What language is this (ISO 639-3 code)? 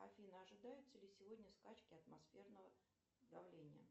rus